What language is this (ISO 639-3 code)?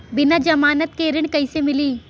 bho